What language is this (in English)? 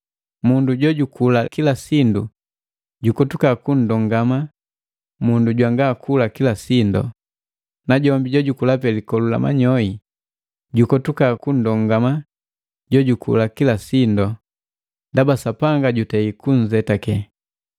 Matengo